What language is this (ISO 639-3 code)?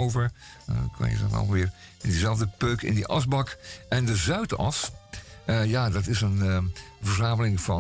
nld